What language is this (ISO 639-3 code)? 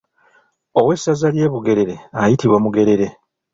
lug